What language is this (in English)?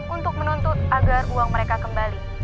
Indonesian